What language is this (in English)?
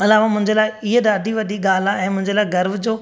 Sindhi